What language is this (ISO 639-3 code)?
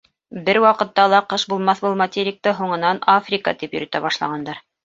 bak